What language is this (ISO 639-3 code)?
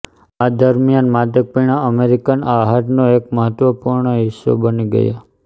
guj